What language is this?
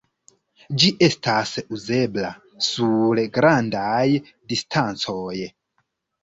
Esperanto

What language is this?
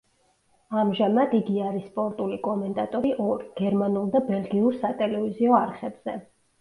Georgian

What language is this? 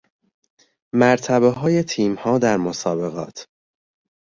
Persian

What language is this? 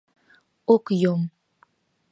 Mari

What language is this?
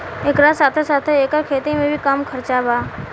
Bhojpuri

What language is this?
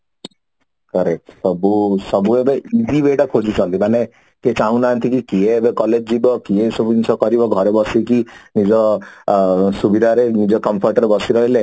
Odia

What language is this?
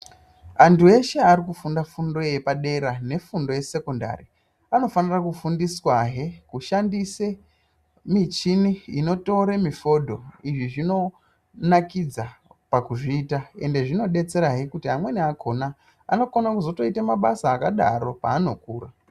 Ndau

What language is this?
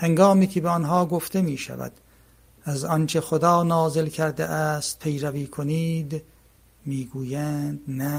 Persian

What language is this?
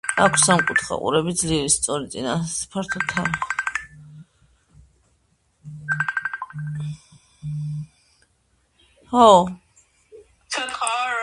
Georgian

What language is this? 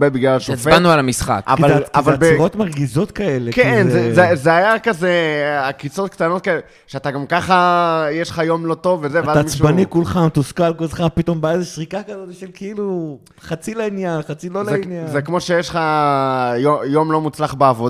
Hebrew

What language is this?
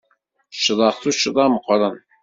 Kabyle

